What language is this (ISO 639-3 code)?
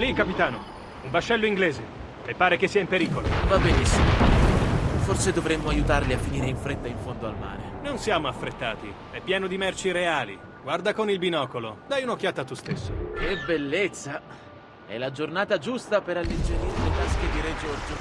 ita